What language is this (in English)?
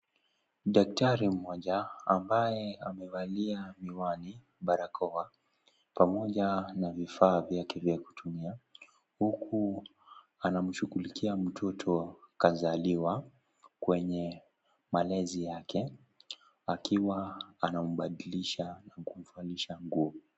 Swahili